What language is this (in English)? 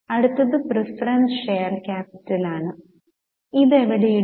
Malayalam